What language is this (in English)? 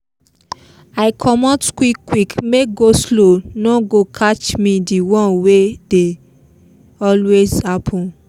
Nigerian Pidgin